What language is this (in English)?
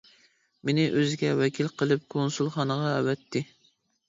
Uyghur